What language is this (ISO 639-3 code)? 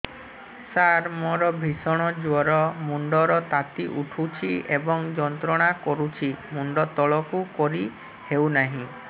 ori